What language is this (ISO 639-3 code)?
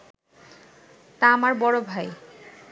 ben